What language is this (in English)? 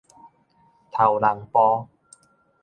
Min Nan Chinese